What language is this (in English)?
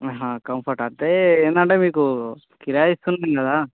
Telugu